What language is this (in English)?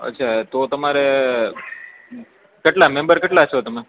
Gujarati